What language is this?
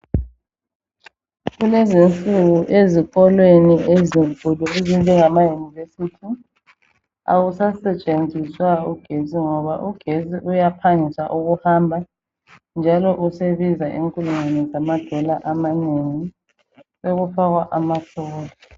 North Ndebele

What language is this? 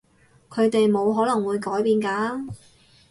Cantonese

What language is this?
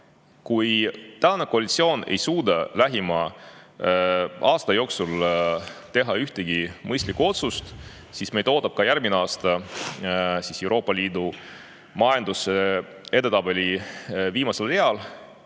Estonian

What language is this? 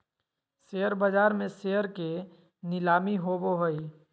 Magahi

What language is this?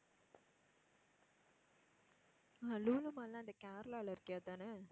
Tamil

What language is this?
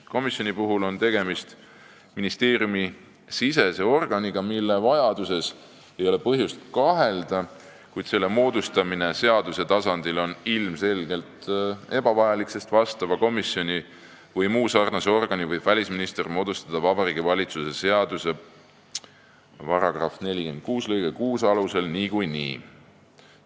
Estonian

